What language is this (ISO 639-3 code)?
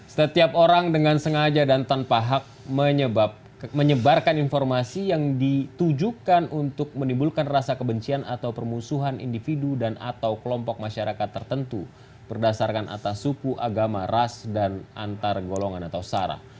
ind